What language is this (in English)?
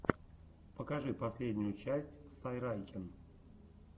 Russian